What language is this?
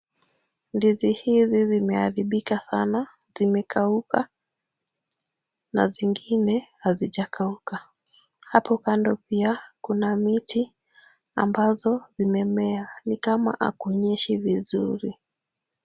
Swahili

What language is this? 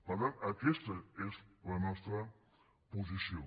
Catalan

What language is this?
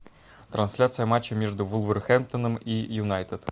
Russian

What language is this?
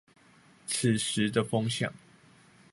Chinese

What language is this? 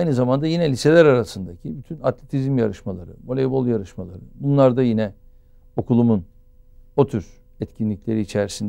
Turkish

